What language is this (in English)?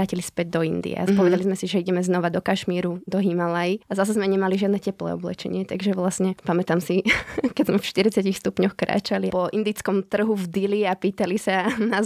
Slovak